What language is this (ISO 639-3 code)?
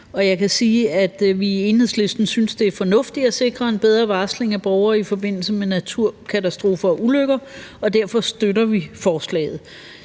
dan